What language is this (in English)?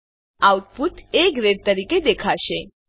Gujarati